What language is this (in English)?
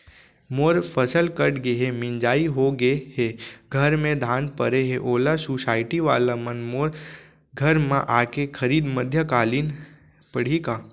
Chhattisgarhi